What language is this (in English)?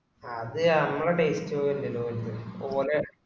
Malayalam